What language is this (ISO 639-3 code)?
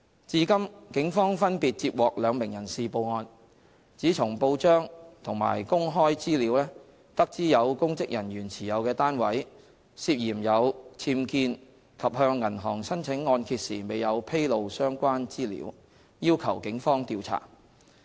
yue